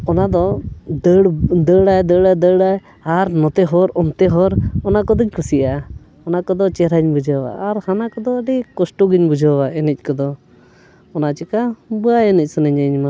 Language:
Santali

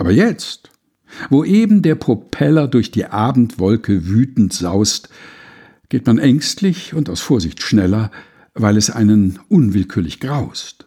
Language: German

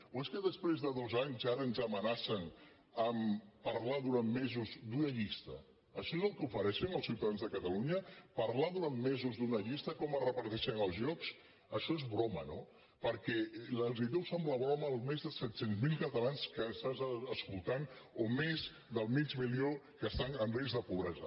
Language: Catalan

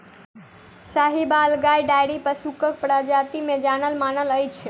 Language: Maithili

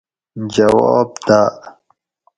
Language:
Gawri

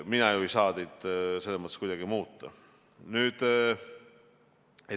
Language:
Estonian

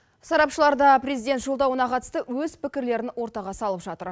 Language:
Kazakh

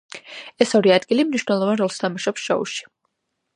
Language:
Georgian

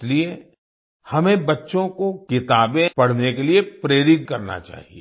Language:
Hindi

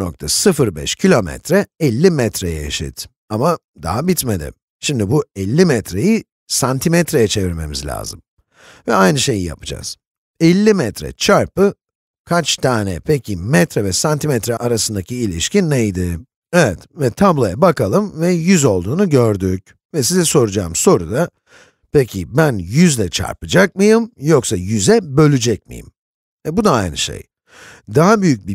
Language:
Turkish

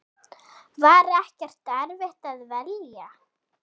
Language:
Icelandic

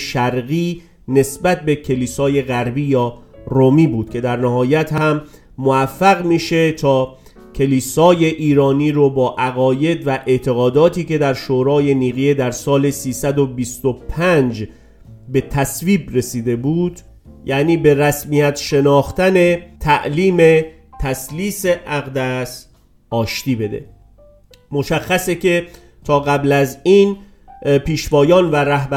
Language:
Persian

